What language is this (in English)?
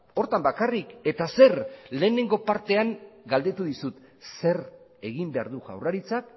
Basque